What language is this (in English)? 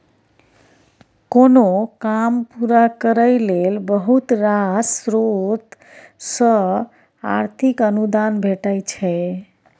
Maithili